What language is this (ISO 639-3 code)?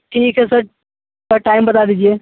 hin